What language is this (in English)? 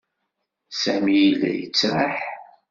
Kabyle